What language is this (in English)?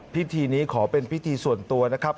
Thai